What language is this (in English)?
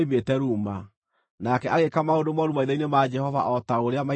Kikuyu